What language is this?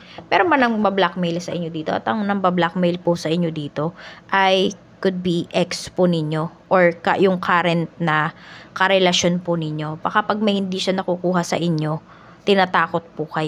Filipino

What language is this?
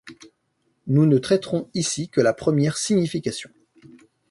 French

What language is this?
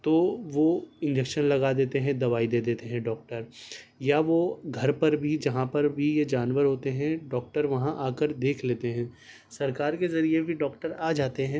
Urdu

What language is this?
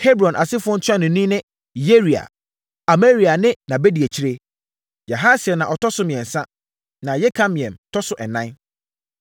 Akan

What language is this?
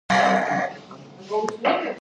Georgian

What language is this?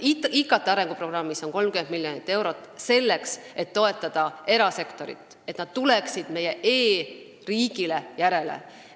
Estonian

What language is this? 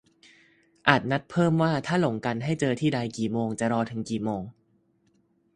Thai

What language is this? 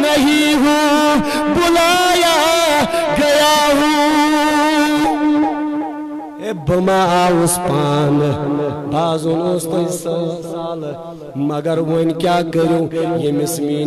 Hindi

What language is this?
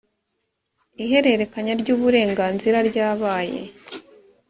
Kinyarwanda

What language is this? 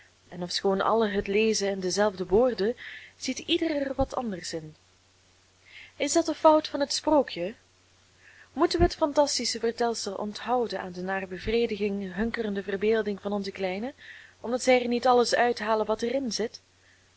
Dutch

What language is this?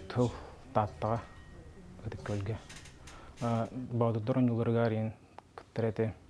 Russian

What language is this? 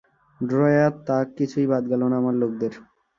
Bangla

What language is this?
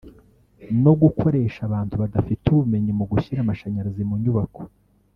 Kinyarwanda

